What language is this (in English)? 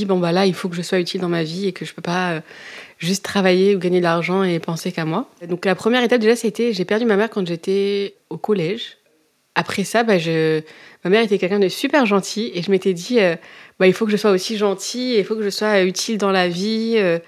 French